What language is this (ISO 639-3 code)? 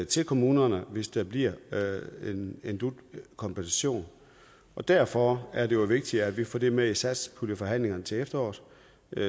dan